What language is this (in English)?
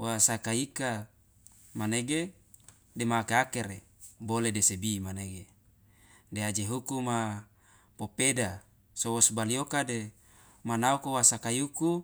Loloda